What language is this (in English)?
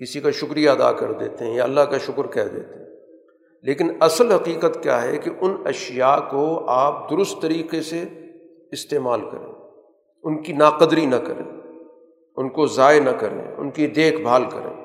Urdu